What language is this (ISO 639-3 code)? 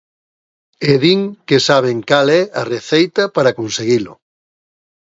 glg